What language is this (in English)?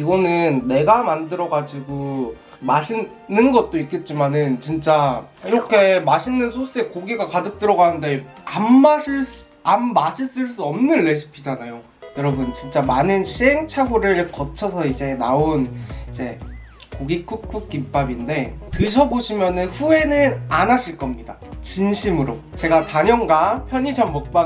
Korean